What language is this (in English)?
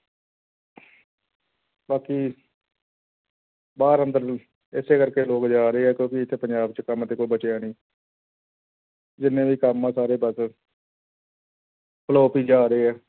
Punjabi